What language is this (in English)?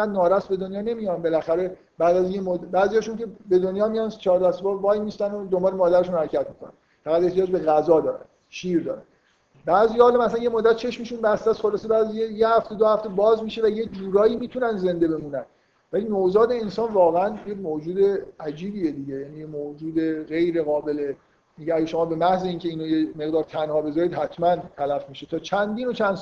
Persian